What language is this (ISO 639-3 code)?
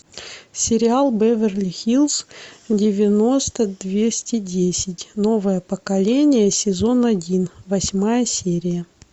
rus